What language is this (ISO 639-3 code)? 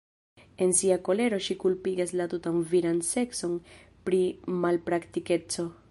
epo